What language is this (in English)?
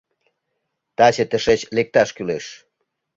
Mari